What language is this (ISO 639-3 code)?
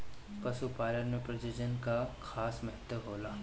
bho